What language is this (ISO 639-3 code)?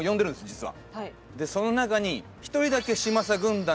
jpn